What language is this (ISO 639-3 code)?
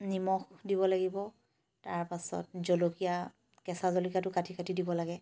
asm